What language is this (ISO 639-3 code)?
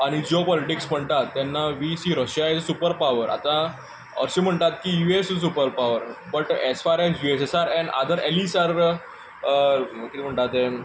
kok